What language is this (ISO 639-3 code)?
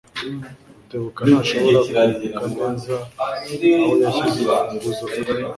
kin